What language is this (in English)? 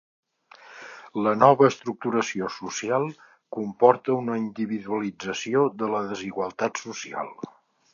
Catalan